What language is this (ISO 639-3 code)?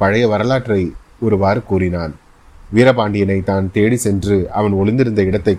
tam